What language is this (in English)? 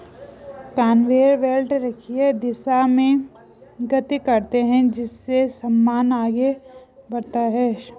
Hindi